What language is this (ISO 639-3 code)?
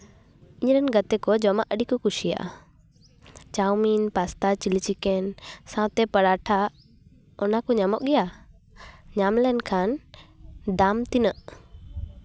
sat